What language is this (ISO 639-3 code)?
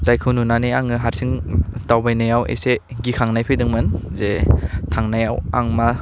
brx